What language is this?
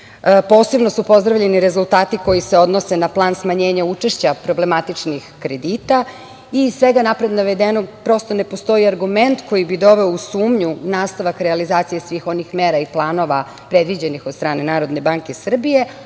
Serbian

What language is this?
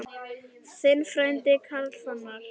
Icelandic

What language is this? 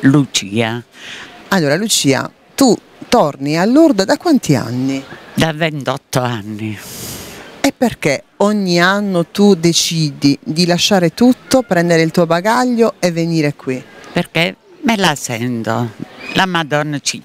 Italian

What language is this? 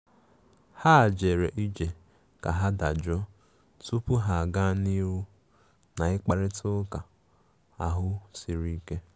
Igbo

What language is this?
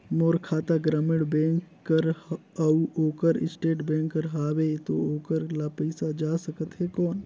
Chhattisgarhi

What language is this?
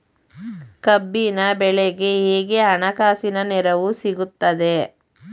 Kannada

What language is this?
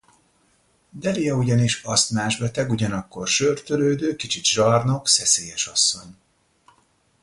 Hungarian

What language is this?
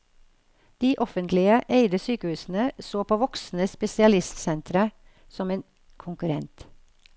Norwegian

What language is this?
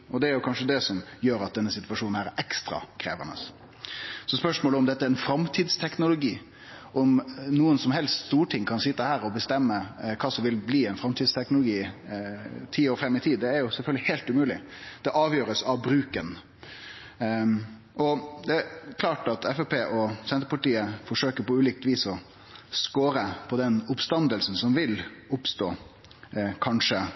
Norwegian Nynorsk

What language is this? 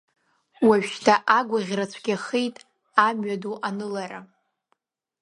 Abkhazian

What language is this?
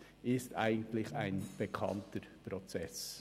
Swiss German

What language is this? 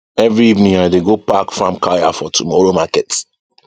Nigerian Pidgin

